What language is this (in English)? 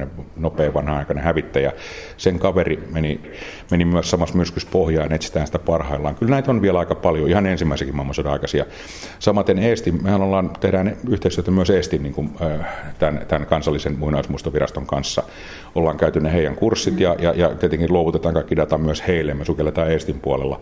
Finnish